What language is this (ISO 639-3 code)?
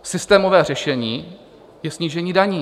ces